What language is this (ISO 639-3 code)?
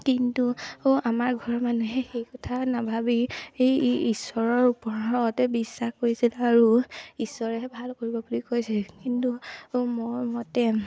asm